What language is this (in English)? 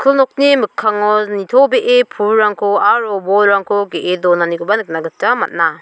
Garo